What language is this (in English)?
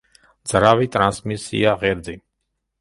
Georgian